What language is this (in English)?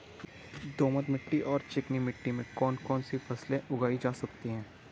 Hindi